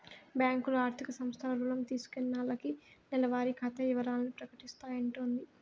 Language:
Telugu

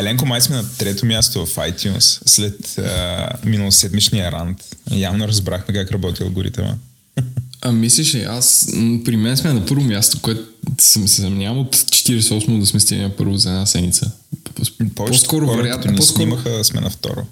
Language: Bulgarian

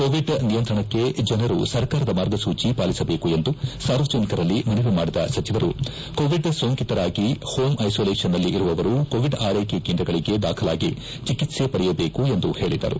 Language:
Kannada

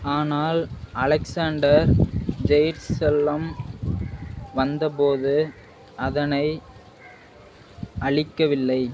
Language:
Tamil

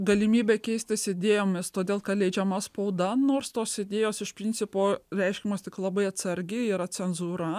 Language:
Lithuanian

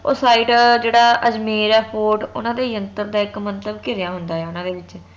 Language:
Punjabi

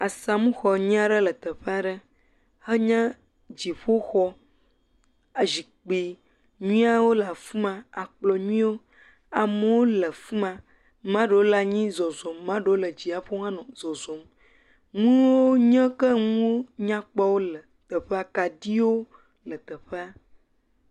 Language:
Ewe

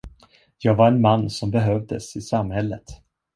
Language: Swedish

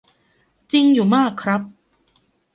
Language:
Thai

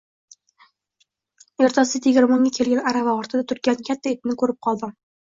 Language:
Uzbek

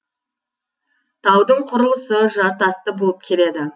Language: Kazakh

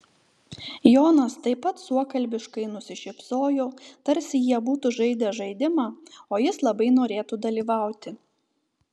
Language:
Lithuanian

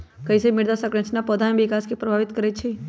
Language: Magahi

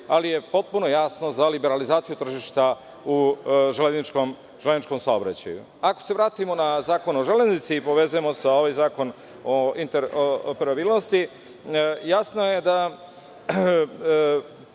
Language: Serbian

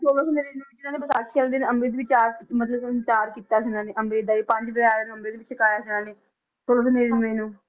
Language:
Punjabi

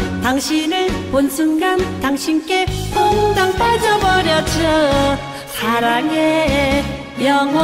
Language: Vietnamese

